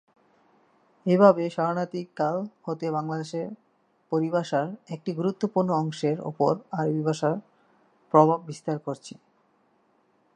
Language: Bangla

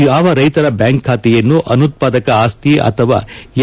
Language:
Kannada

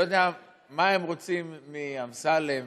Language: Hebrew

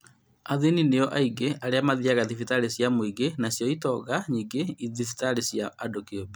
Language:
Kikuyu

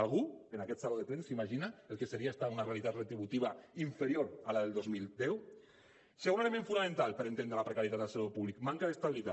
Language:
Catalan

